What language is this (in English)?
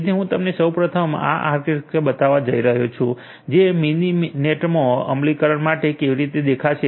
Gujarati